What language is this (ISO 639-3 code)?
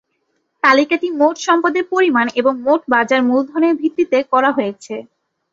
ben